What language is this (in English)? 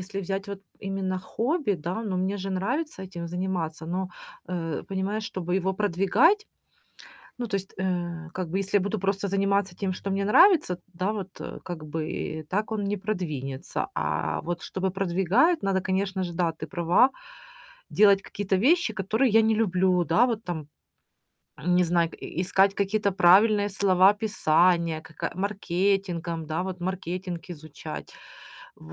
Russian